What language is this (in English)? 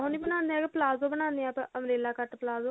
Punjabi